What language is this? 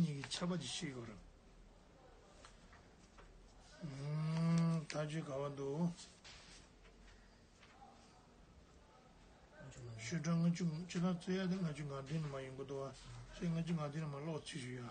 Turkish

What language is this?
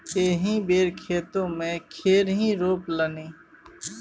Maithili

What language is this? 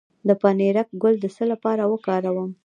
Pashto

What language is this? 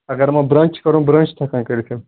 Kashmiri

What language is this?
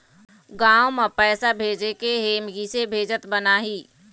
Chhattisgarhi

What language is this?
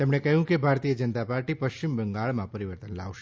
Gujarati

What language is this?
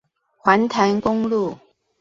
Chinese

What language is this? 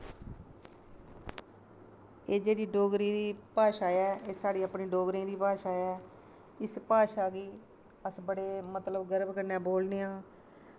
Dogri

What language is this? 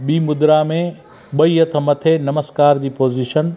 Sindhi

